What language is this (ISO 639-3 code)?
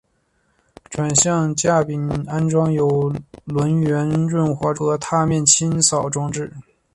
zho